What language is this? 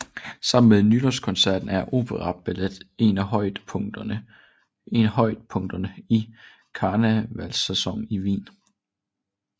Danish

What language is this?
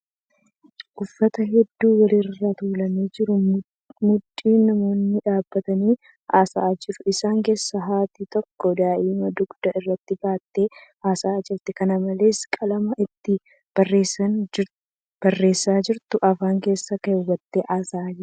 Oromo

